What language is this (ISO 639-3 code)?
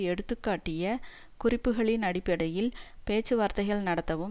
tam